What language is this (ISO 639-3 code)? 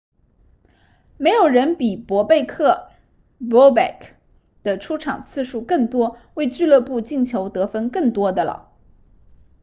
zho